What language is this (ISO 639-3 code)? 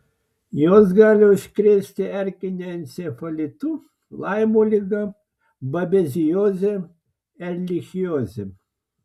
lit